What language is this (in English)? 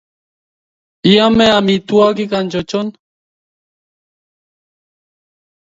Kalenjin